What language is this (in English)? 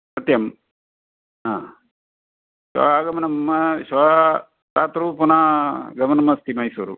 Sanskrit